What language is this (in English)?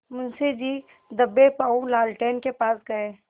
Hindi